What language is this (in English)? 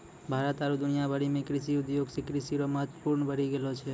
Maithili